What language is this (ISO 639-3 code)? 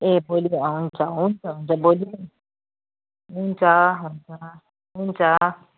nep